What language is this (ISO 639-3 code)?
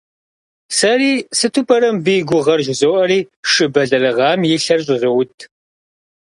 kbd